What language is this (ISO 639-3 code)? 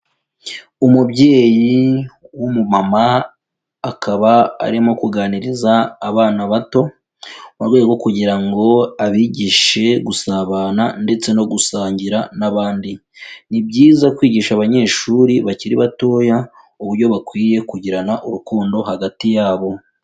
kin